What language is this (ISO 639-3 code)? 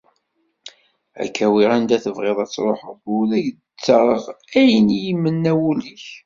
kab